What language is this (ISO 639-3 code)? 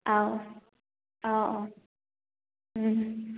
mni